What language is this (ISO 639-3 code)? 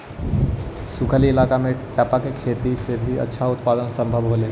mag